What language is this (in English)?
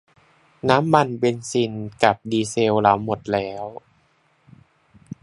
Thai